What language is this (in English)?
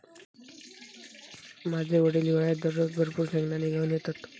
Marathi